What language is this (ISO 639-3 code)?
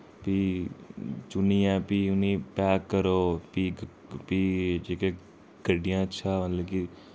doi